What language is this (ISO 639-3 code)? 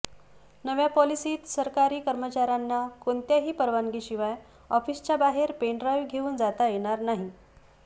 mar